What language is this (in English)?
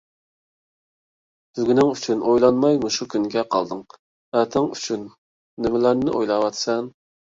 Uyghur